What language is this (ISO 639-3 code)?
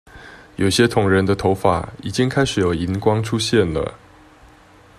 zho